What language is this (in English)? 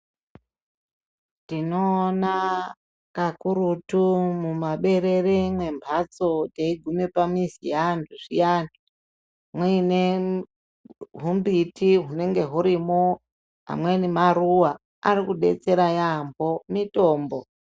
Ndau